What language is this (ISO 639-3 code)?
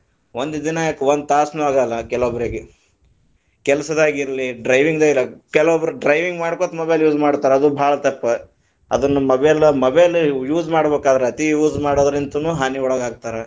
kan